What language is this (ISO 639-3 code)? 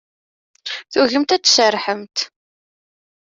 kab